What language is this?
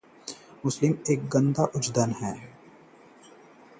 Hindi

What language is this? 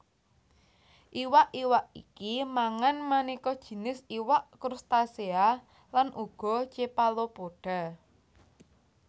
Javanese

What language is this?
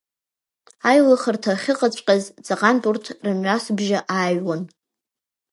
Abkhazian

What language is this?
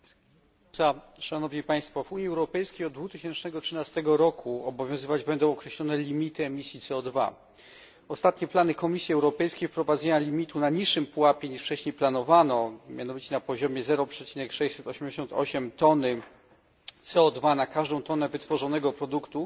Polish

